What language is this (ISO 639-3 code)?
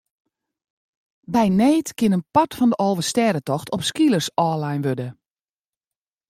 fry